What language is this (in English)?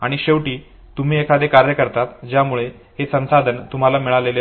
Marathi